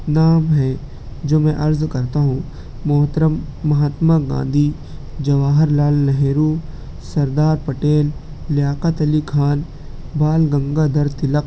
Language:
Urdu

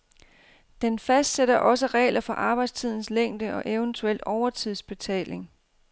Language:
Danish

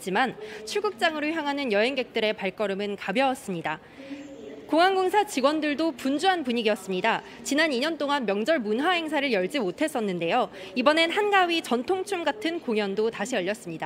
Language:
Korean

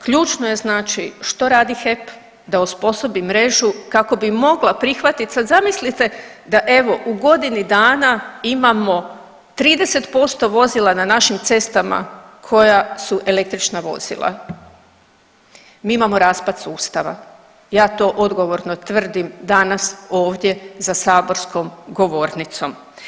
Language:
Croatian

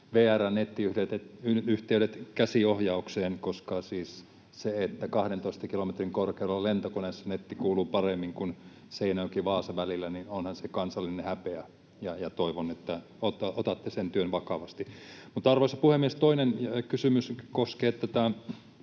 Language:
Finnish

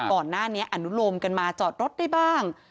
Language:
Thai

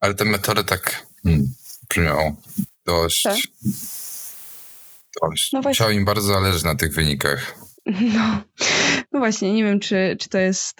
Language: Polish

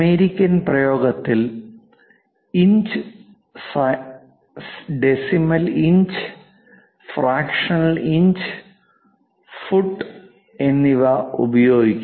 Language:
Malayalam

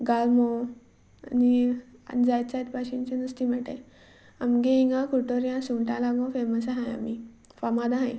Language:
Konkani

